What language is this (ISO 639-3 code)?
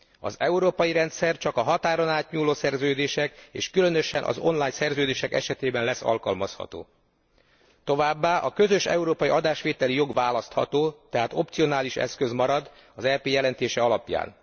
hun